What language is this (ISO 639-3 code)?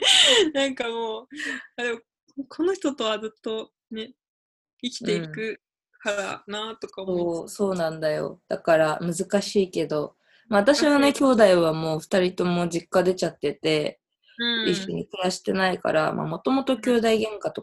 jpn